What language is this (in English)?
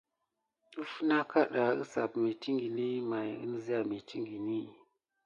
Gidar